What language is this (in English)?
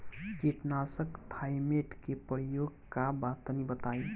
Bhojpuri